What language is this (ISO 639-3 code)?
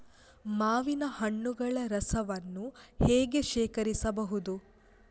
kan